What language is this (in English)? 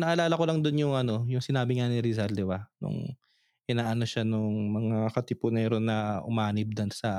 Filipino